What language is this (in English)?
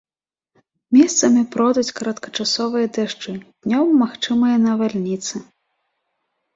Belarusian